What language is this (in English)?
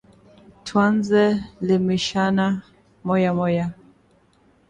Swahili